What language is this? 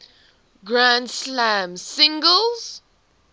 English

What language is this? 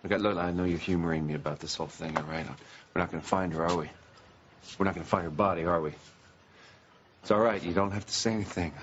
English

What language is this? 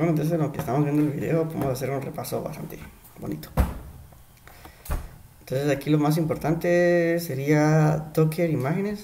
Spanish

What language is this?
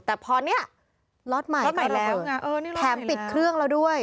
Thai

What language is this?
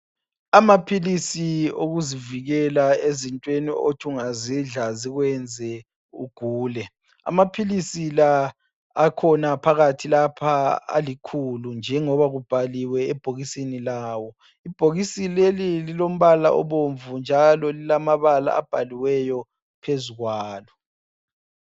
North Ndebele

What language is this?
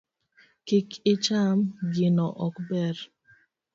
Luo (Kenya and Tanzania)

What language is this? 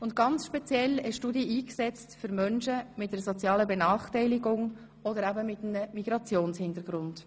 Swiss German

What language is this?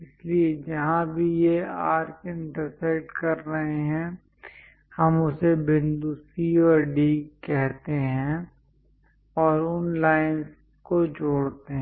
Hindi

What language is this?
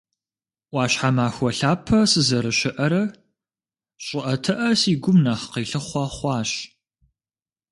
Kabardian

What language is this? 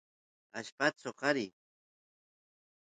Santiago del Estero Quichua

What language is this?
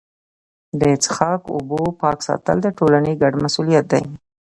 Pashto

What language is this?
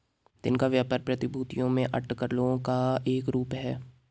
Hindi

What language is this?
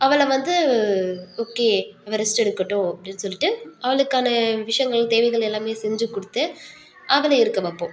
Tamil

